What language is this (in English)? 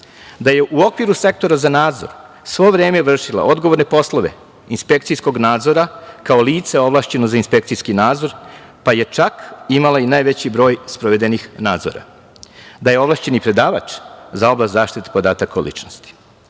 Serbian